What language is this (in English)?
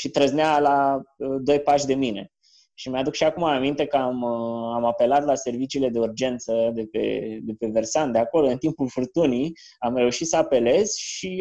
Romanian